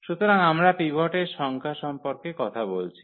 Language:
Bangla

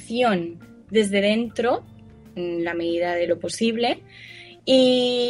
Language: Spanish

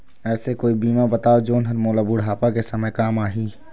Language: Chhattisgarhi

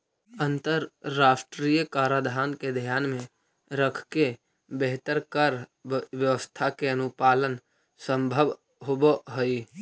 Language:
Magahi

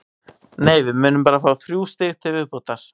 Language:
Icelandic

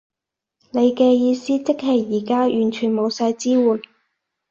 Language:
Cantonese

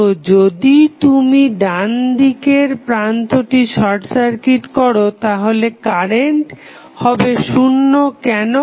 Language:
Bangla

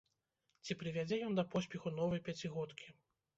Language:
Belarusian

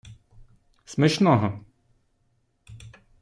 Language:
Ukrainian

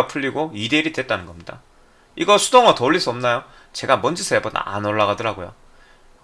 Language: Korean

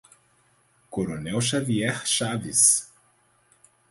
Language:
Portuguese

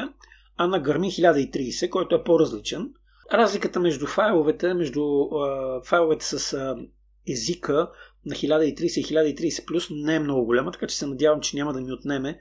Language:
Bulgarian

